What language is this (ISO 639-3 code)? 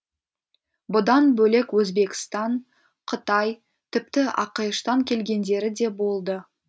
kaz